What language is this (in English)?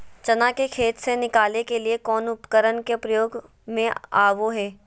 Magahi